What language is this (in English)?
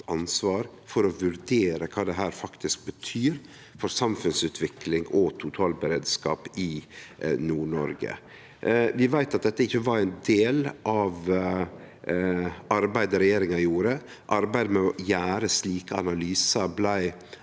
Norwegian